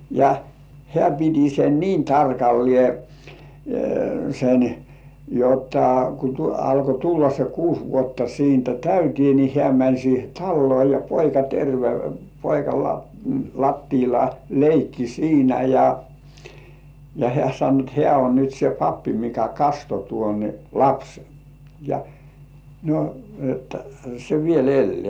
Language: Finnish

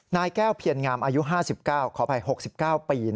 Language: Thai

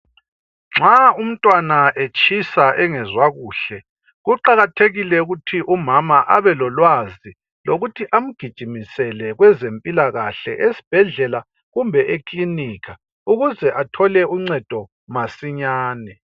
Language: North Ndebele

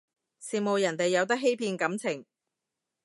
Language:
Cantonese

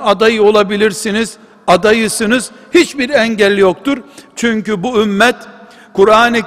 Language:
Turkish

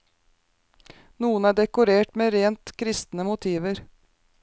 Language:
Norwegian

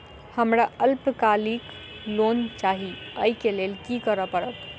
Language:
Maithili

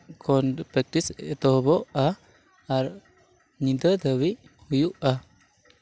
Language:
Santali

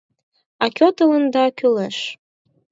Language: Mari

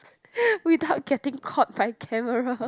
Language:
English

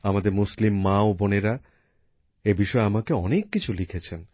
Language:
Bangla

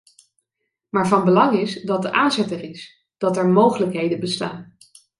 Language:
Dutch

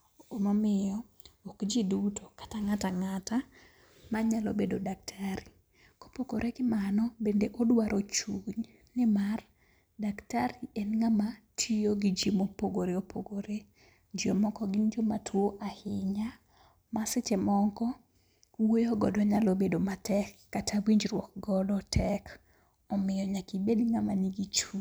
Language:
Luo (Kenya and Tanzania)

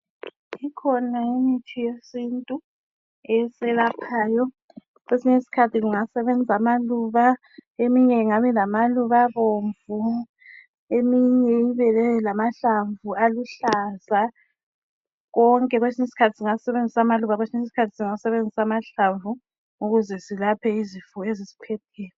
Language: North Ndebele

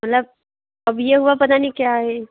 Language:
Hindi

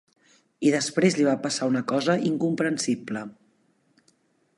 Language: Catalan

